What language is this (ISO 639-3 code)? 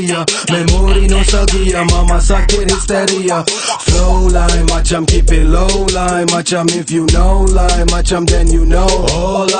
msa